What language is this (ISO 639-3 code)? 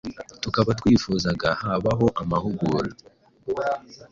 kin